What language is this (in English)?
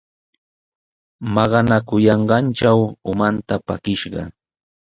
Sihuas Ancash Quechua